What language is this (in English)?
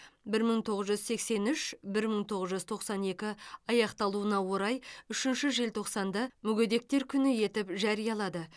Kazakh